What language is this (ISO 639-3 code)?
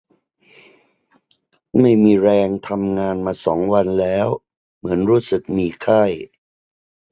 tha